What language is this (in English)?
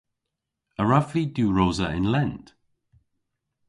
Cornish